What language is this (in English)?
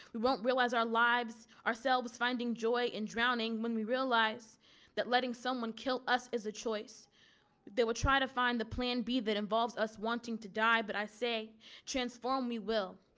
English